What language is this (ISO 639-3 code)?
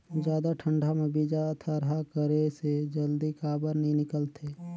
hne